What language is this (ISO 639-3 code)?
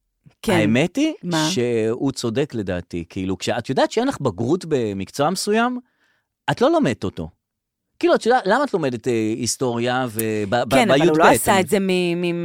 heb